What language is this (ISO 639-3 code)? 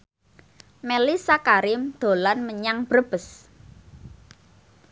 jav